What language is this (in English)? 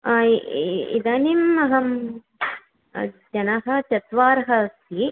Sanskrit